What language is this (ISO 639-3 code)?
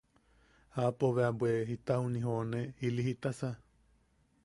yaq